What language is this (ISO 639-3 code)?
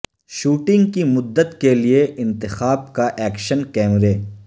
urd